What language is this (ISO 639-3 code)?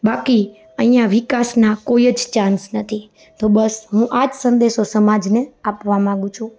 guj